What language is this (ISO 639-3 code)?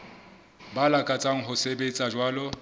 sot